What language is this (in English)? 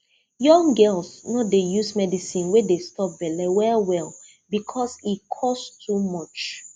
Nigerian Pidgin